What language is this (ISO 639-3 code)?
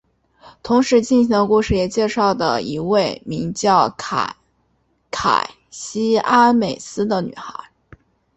zho